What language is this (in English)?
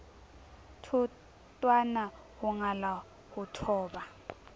Southern Sotho